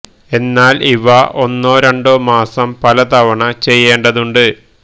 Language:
Malayalam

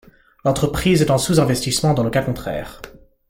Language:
French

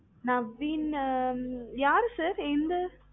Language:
Tamil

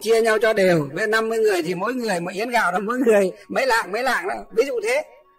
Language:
Vietnamese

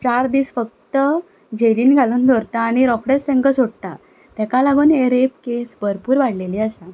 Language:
Konkani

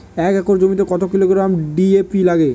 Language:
Bangla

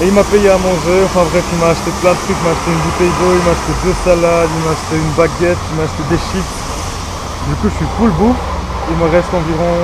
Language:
French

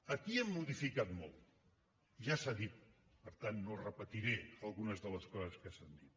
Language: Catalan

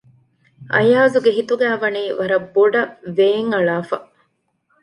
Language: Divehi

